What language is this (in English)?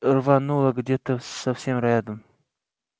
Russian